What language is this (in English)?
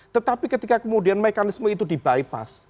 Indonesian